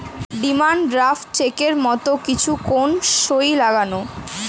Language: Bangla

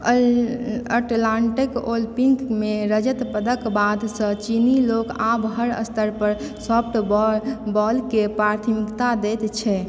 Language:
Maithili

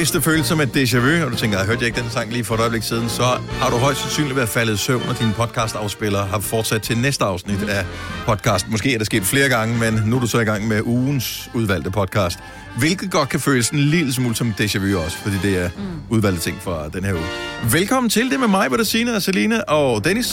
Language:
Danish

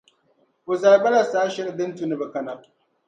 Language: Dagbani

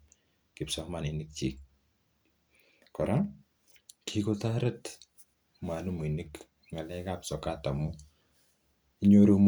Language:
Kalenjin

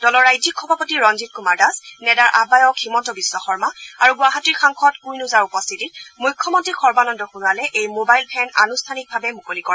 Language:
Assamese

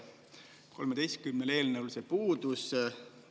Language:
Estonian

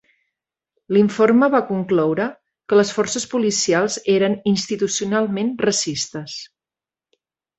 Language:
Catalan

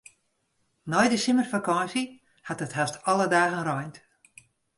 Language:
Western Frisian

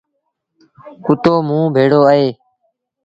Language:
Sindhi Bhil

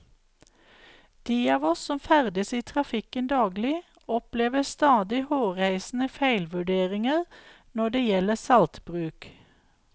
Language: Norwegian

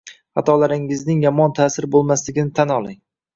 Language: Uzbek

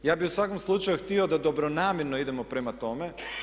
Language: Croatian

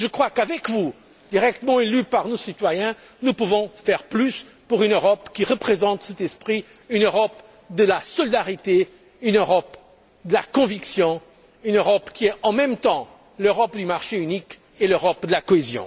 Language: French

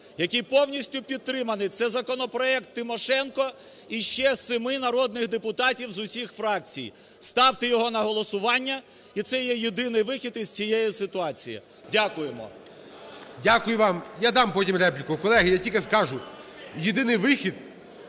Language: Ukrainian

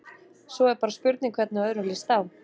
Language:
Icelandic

